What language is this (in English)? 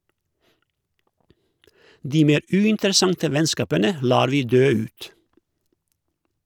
Norwegian